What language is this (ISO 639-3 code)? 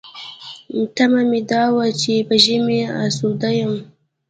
pus